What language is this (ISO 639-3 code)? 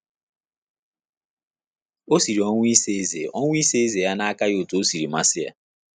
ibo